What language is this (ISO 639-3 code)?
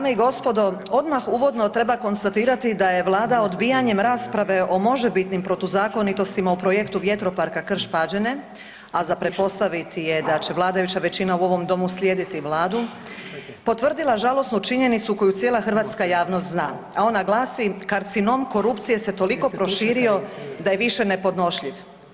hrv